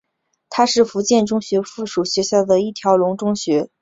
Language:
Chinese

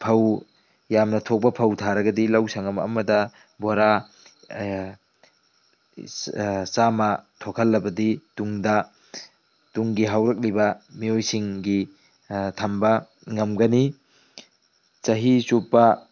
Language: Manipuri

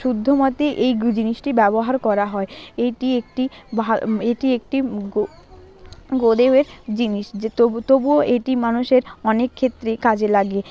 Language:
Bangla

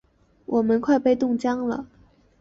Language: Chinese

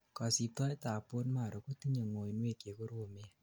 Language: Kalenjin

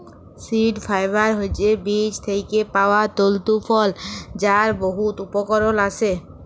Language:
Bangla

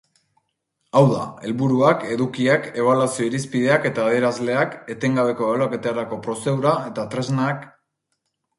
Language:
Basque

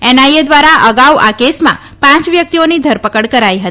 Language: Gujarati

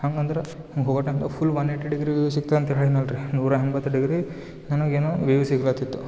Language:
Kannada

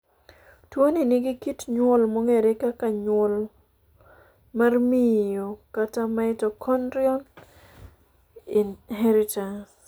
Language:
Luo (Kenya and Tanzania)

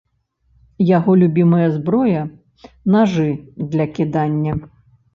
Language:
Belarusian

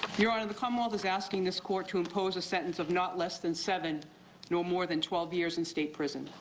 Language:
English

